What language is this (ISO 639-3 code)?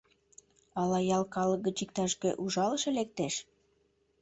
chm